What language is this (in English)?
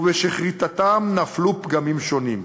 Hebrew